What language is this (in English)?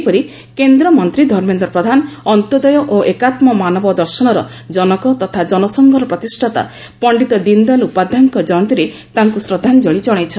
Odia